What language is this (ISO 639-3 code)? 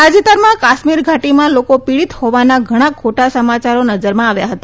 guj